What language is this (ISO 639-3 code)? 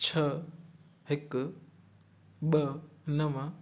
snd